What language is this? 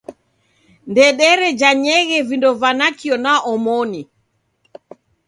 Taita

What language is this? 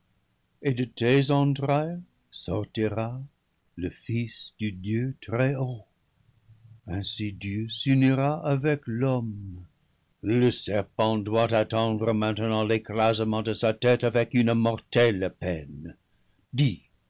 French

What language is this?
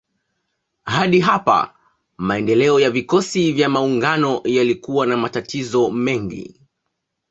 Swahili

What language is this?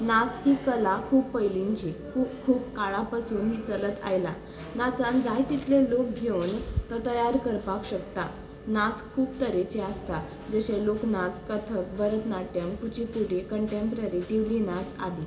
Konkani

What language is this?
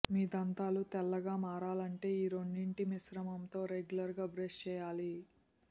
Telugu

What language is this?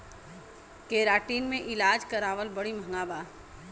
Bhojpuri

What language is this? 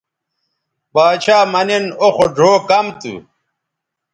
Bateri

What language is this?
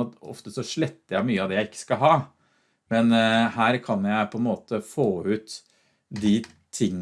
Norwegian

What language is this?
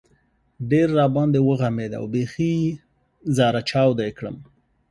Pashto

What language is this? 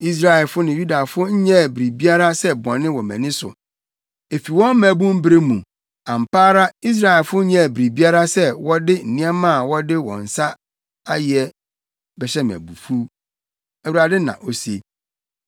Akan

